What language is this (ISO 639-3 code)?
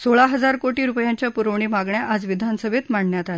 mar